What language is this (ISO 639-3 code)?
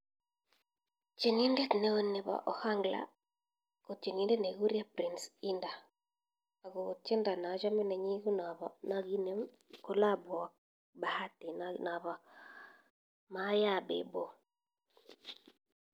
kln